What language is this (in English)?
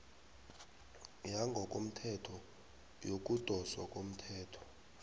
South Ndebele